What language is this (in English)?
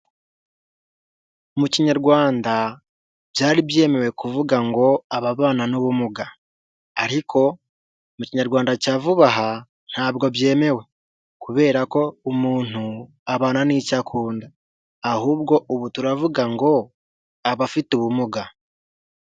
Kinyarwanda